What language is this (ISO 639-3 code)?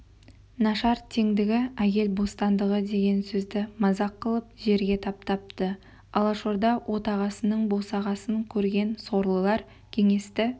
kaz